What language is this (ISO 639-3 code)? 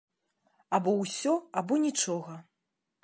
bel